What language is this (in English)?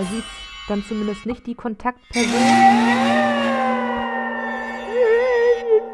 German